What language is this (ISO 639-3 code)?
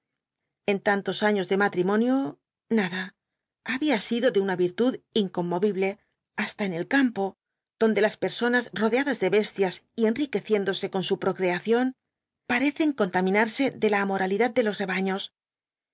spa